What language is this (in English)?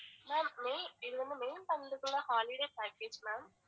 Tamil